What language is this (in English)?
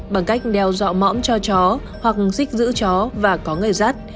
Vietnamese